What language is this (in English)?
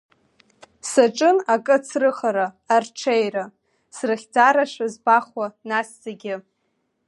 Abkhazian